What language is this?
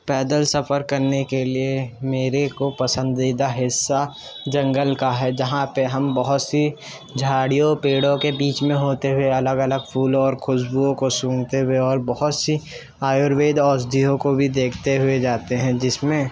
Urdu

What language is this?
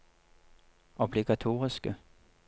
Norwegian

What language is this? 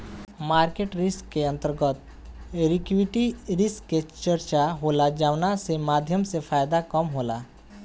Bhojpuri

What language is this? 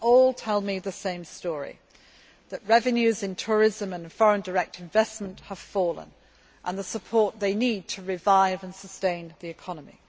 English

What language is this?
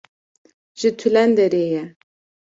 Kurdish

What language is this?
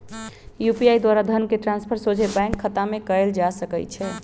Magahi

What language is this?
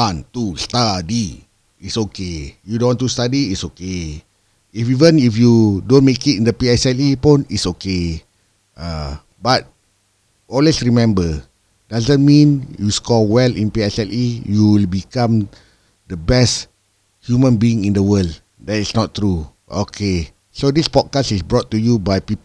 Malay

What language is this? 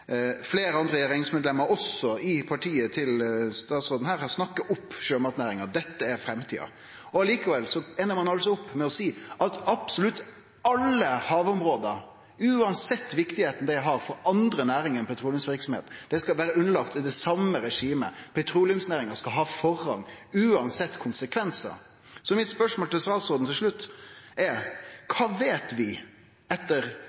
Norwegian Nynorsk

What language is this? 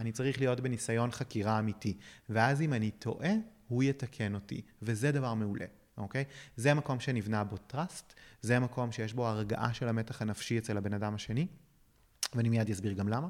Hebrew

